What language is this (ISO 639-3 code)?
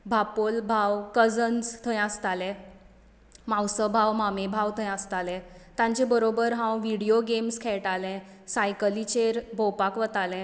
kok